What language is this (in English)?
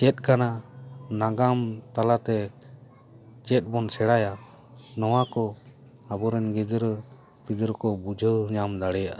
Santali